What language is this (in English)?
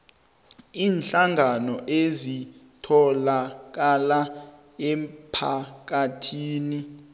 South Ndebele